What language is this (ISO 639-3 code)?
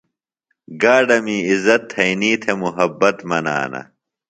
phl